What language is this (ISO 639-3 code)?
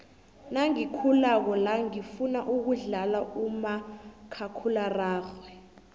nbl